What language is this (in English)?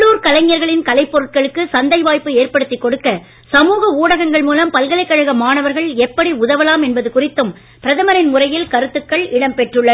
Tamil